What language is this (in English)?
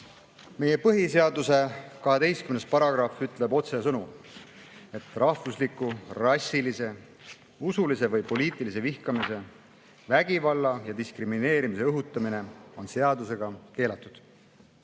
Estonian